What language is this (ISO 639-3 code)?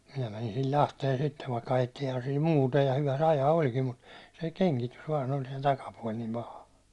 fin